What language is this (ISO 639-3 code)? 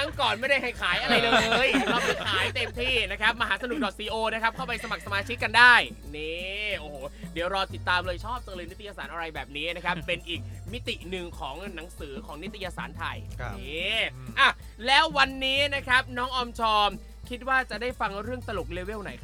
tha